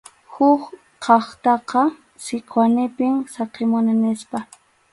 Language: Arequipa-La Unión Quechua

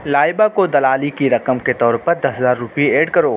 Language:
Urdu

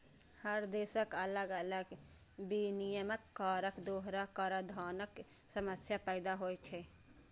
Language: Maithili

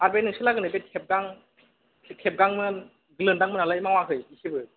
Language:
Bodo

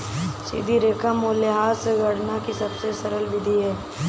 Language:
Hindi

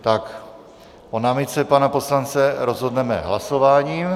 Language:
Czech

